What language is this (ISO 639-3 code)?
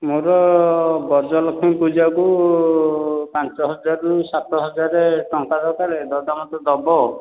ori